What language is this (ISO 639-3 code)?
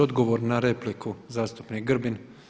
hrv